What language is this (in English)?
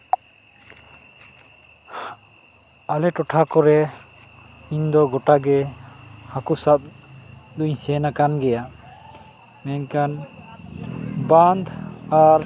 Santali